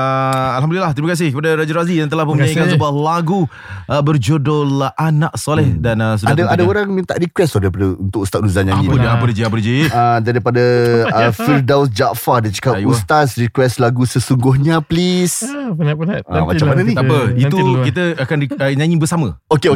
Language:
Malay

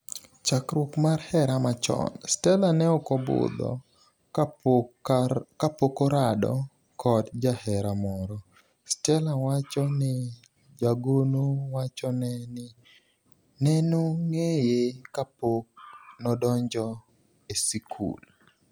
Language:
Luo (Kenya and Tanzania)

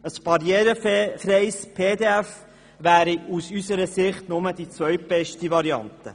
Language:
Swiss German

